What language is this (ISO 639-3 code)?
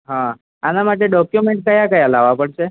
guj